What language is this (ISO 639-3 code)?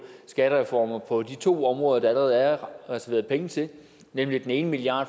dan